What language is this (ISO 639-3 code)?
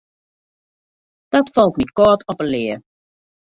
fry